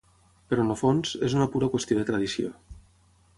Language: Catalan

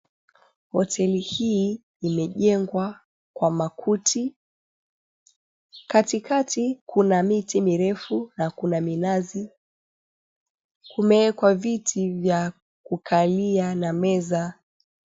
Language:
Swahili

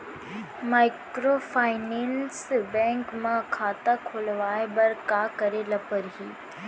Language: Chhattisgarhi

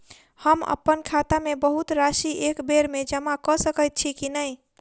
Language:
Maithili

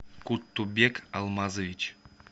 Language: Russian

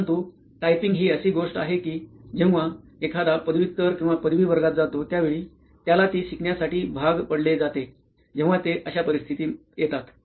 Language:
Marathi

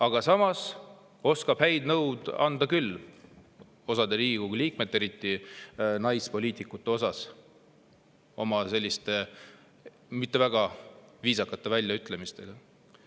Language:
Estonian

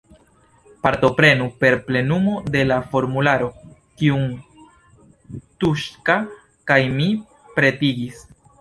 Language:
Esperanto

